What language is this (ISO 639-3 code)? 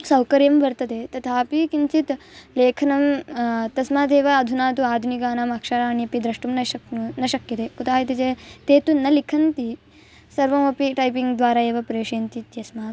san